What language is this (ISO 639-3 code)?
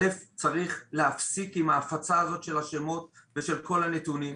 heb